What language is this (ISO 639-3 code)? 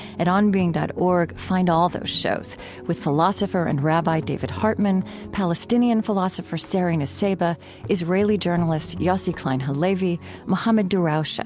eng